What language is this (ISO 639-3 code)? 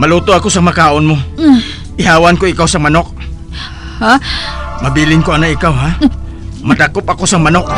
fil